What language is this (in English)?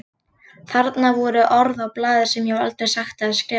Icelandic